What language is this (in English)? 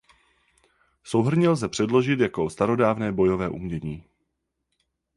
Czech